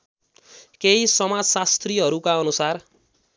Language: Nepali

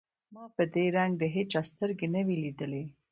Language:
Pashto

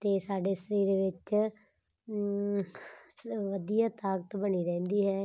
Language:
Punjabi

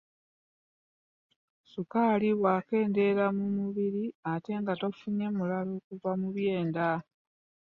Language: Ganda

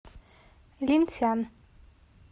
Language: Russian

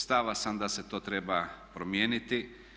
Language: Croatian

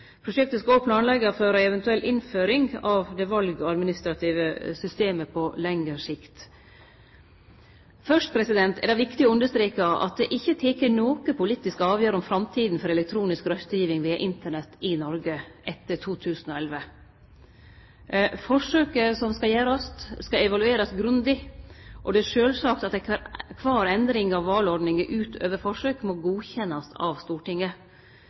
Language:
Norwegian Nynorsk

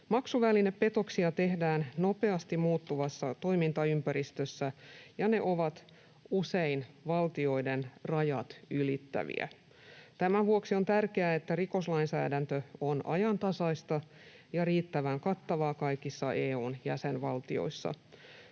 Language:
Finnish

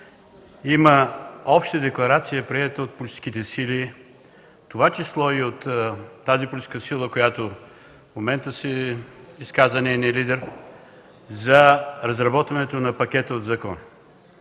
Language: Bulgarian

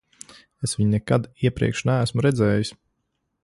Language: Latvian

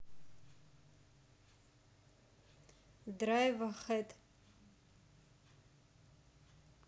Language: Russian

